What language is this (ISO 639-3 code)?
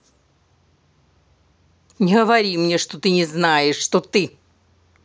rus